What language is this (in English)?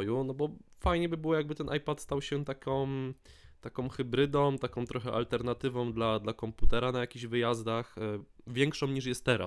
Polish